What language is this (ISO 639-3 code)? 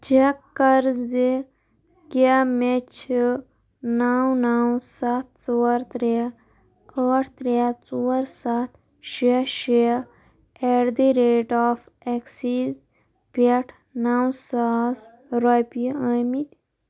kas